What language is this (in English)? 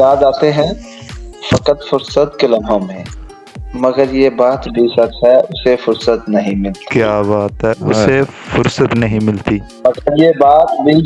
Urdu